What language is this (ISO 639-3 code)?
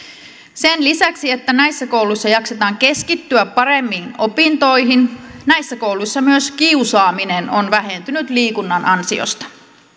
fin